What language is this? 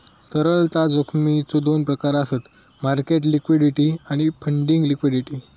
Marathi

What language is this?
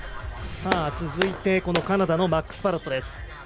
Japanese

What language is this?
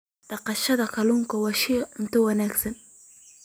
Somali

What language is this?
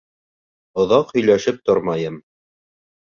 Bashkir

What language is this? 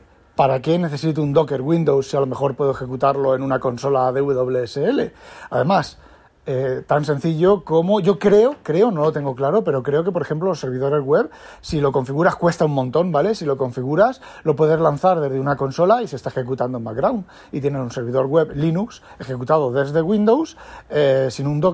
Spanish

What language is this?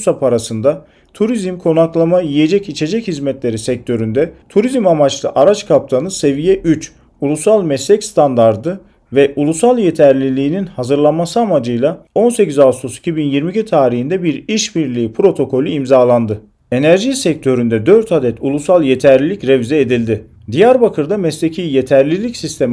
Turkish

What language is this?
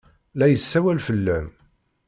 Kabyle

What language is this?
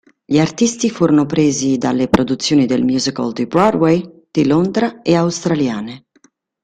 Italian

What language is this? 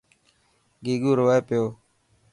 Dhatki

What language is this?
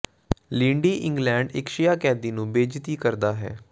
Punjabi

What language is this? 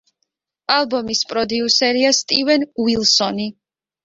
Georgian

